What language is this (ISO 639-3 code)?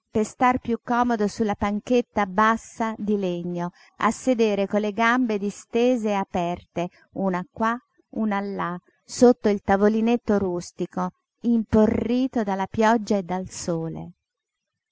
ita